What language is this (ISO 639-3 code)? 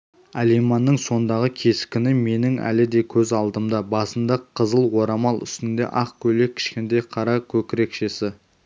kaz